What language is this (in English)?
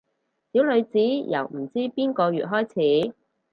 Cantonese